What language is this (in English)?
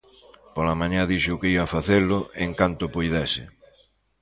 Galician